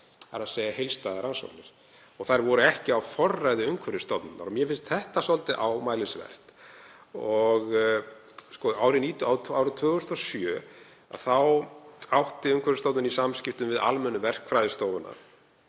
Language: Icelandic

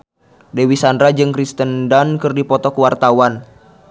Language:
Sundanese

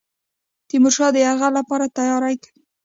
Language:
Pashto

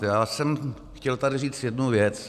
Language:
Czech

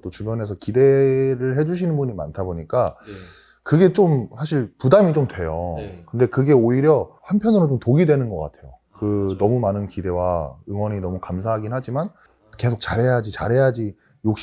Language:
Korean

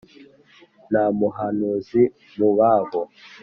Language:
Kinyarwanda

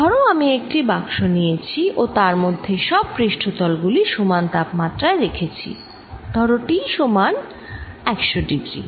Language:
Bangla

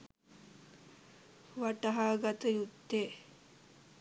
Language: Sinhala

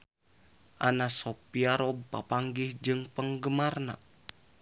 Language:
Sundanese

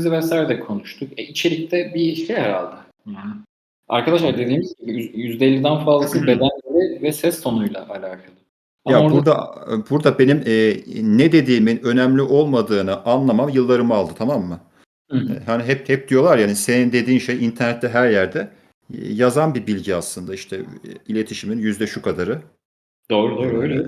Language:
Turkish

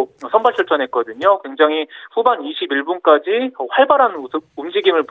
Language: Korean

